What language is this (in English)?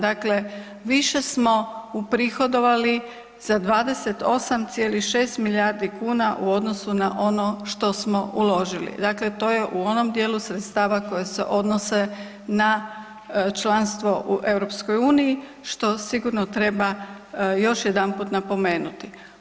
Croatian